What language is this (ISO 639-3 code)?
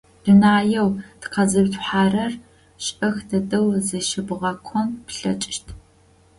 ady